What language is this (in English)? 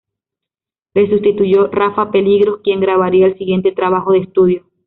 Spanish